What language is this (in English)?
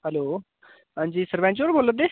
Dogri